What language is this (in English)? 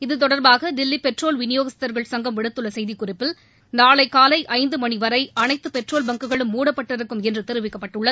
Tamil